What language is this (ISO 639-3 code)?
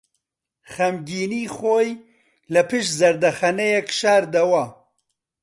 ckb